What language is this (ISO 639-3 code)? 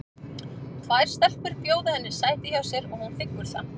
isl